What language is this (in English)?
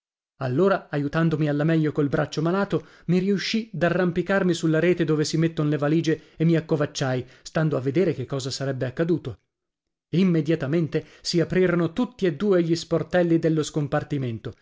Italian